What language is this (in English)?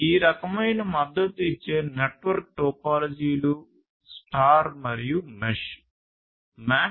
Telugu